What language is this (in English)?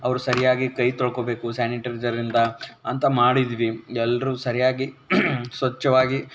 Kannada